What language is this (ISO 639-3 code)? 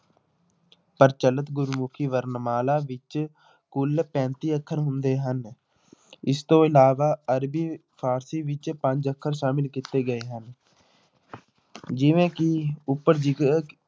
pan